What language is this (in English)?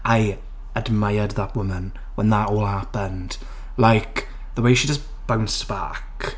English